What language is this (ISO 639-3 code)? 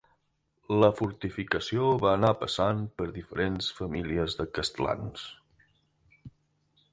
cat